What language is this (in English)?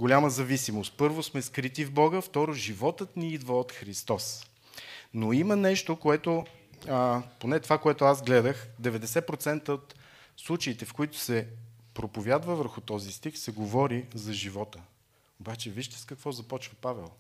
Bulgarian